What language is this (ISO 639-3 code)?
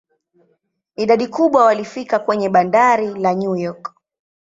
swa